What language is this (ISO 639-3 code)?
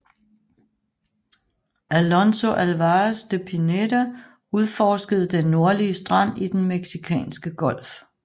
dan